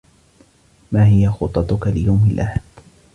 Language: Arabic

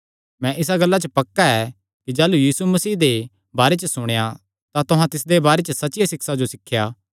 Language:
Kangri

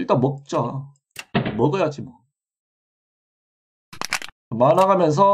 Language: Korean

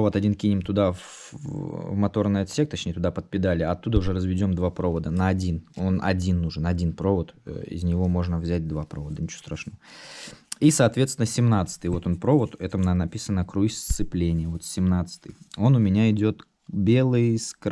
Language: Russian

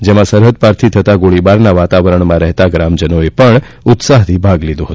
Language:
Gujarati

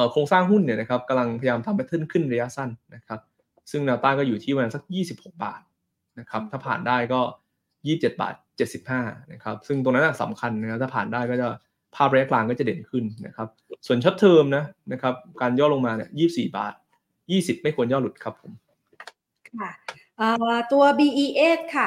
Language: Thai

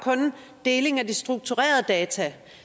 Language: Danish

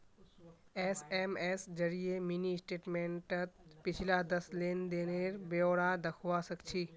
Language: Magahi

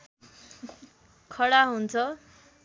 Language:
Nepali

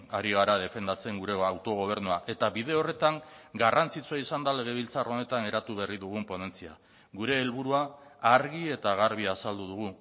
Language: Basque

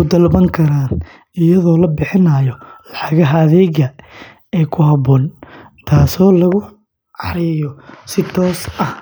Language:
Somali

